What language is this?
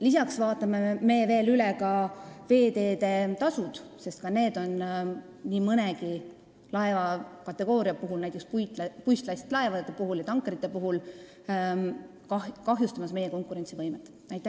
Estonian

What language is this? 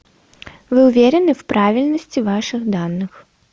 Russian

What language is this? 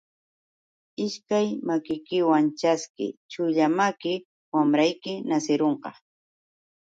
Yauyos Quechua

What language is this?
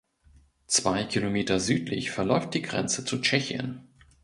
German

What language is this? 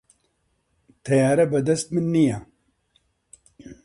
Central Kurdish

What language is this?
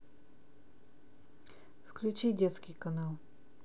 Russian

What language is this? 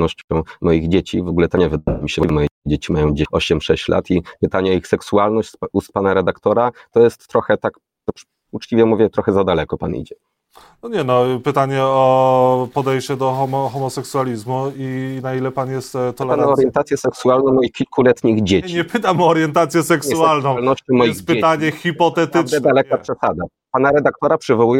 Polish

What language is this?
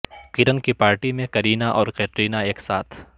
Urdu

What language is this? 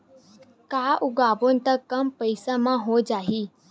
Chhattisgarhi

